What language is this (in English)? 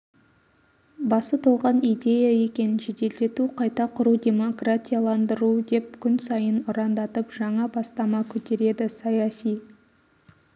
Kazakh